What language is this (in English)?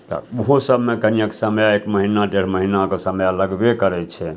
Maithili